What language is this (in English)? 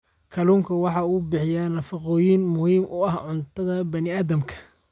Somali